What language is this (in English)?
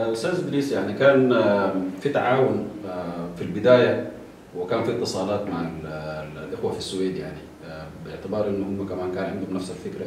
Arabic